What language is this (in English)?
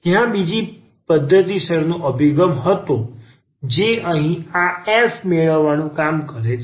Gujarati